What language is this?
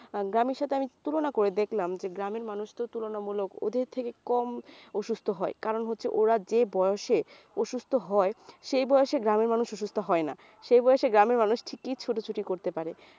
Bangla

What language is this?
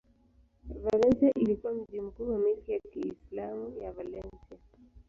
Swahili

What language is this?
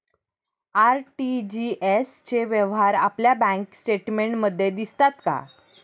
Marathi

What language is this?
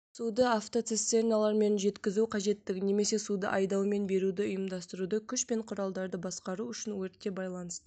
Kazakh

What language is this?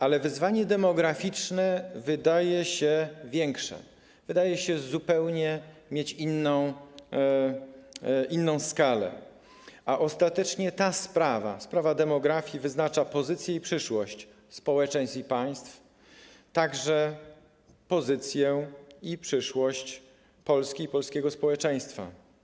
Polish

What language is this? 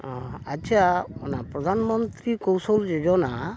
Santali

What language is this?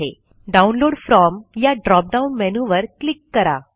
Marathi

